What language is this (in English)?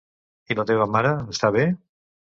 Catalan